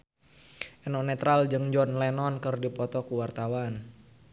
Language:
Sundanese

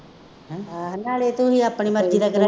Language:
Punjabi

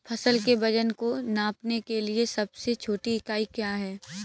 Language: Hindi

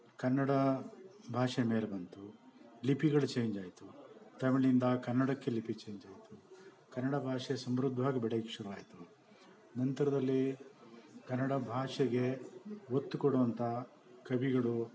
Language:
Kannada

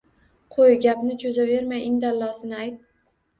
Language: Uzbek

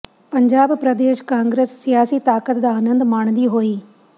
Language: Punjabi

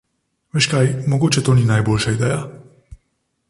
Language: Slovenian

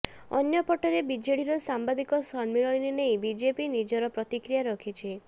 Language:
Odia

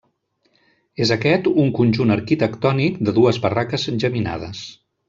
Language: Catalan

